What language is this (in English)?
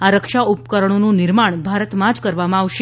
Gujarati